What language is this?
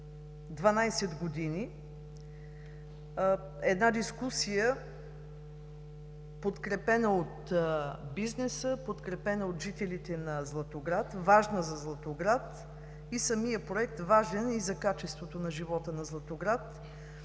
Bulgarian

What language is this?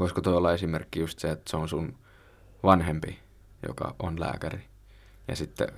Finnish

